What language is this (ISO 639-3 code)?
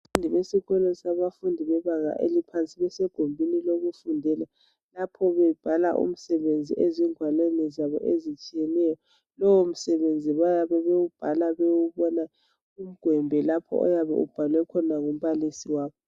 nde